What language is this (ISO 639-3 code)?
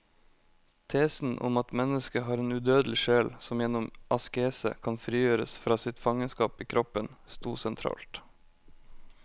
nor